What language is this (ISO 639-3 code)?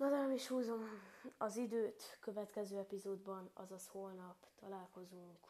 hun